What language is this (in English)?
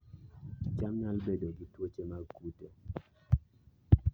Luo (Kenya and Tanzania)